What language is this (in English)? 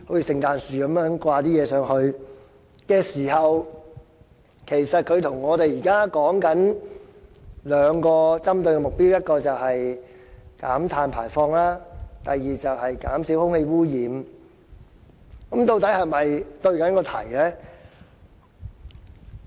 Cantonese